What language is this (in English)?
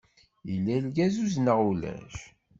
Kabyle